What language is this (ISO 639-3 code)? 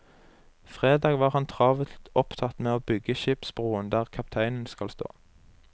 nor